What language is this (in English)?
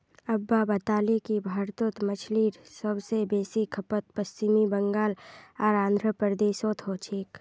Magahi